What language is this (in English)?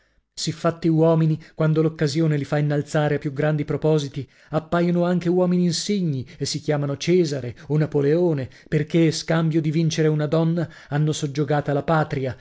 Italian